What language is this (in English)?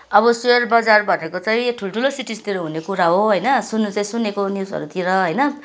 Nepali